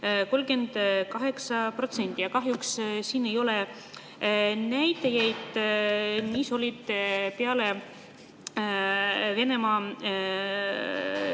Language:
Estonian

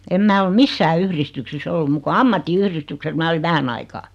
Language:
Finnish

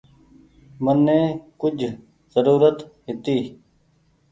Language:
Goaria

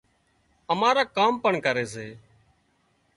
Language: Wadiyara Koli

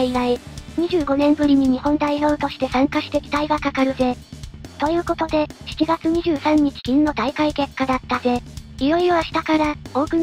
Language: Japanese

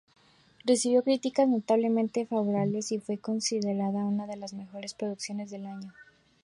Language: Spanish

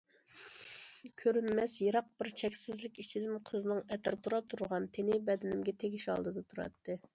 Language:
Uyghur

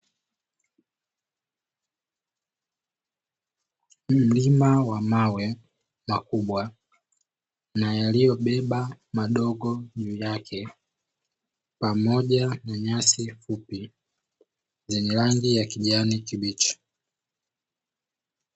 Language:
Swahili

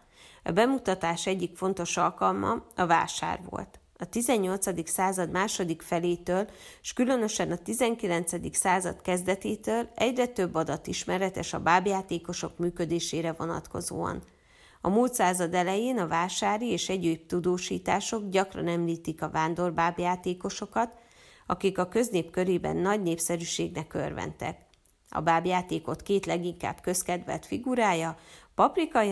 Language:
Hungarian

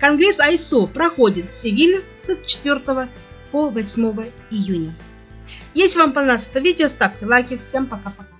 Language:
Russian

